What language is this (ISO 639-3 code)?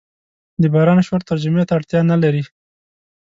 pus